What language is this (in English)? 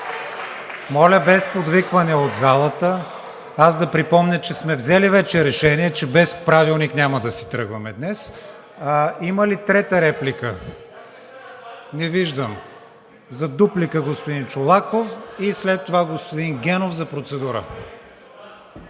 Bulgarian